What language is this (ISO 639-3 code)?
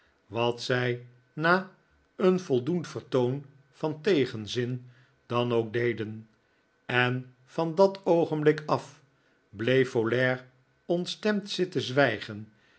nld